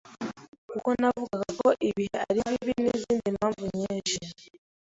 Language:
Kinyarwanda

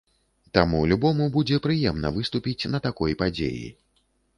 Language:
Belarusian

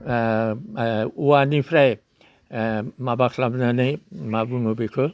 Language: Bodo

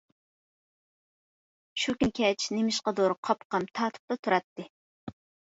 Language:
Uyghur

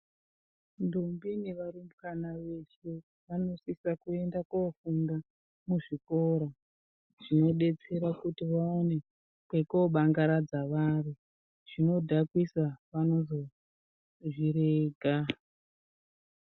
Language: Ndau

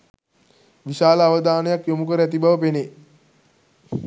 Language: Sinhala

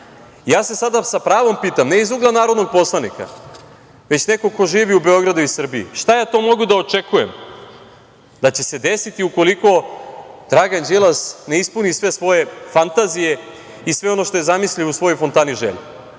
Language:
Serbian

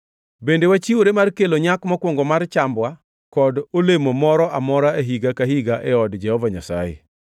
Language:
Luo (Kenya and Tanzania)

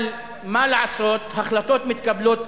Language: Hebrew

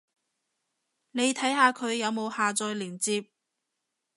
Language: Cantonese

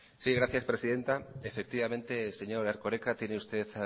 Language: Spanish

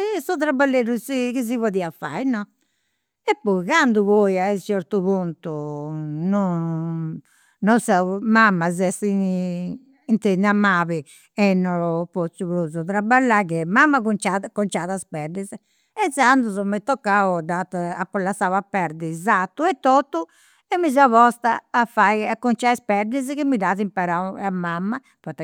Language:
Campidanese Sardinian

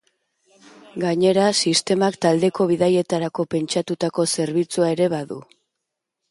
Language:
Basque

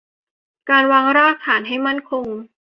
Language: Thai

